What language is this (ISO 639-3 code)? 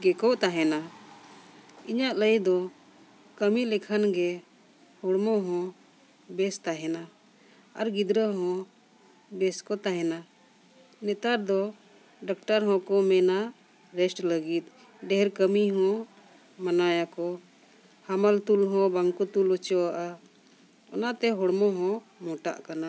sat